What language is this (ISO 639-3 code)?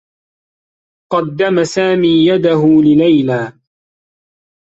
ara